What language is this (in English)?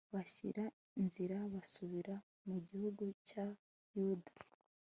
Kinyarwanda